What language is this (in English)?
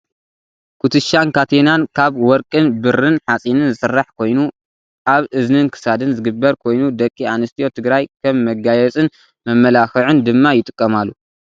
Tigrinya